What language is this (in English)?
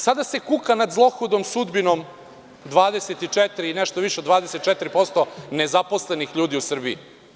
Serbian